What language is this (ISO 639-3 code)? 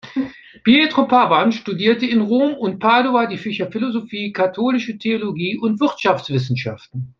deu